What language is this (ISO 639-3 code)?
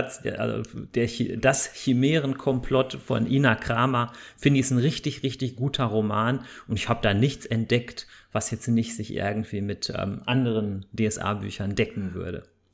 deu